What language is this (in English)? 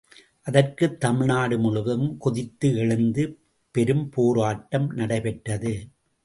Tamil